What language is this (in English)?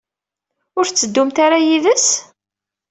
Kabyle